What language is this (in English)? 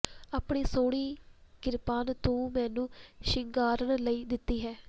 Punjabi